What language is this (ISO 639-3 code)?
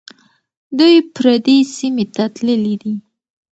pus